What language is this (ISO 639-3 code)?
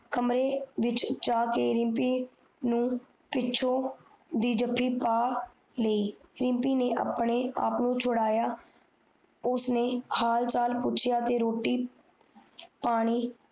pan